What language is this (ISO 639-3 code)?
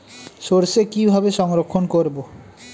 ben